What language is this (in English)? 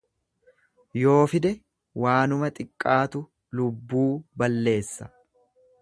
Oromo